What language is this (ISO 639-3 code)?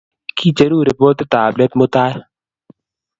kln